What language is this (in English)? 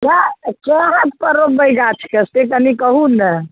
Maithili